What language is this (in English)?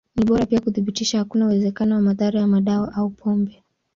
Swahili